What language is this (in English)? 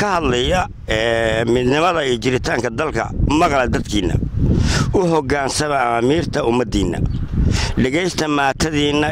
Arabic